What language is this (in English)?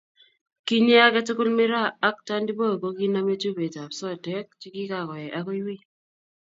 Kalenjin